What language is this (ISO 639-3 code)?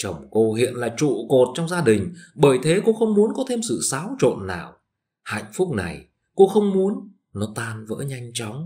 vie